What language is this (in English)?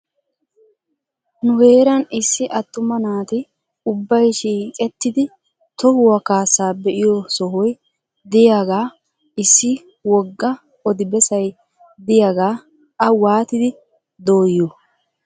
Wolaytta